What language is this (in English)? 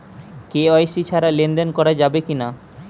Bangla